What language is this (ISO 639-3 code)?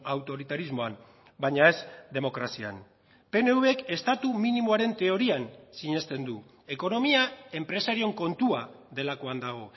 eus